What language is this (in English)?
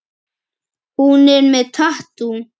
Icelandic